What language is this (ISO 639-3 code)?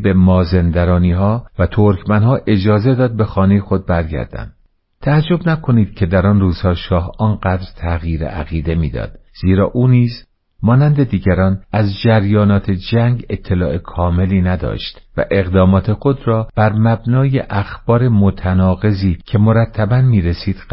fas